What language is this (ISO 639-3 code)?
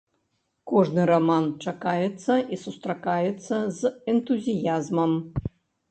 bel